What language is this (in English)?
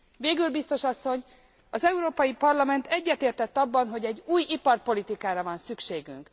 Hungarian